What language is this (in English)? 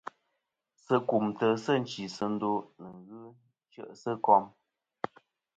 Kom